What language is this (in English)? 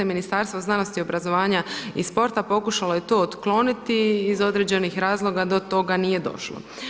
Croatian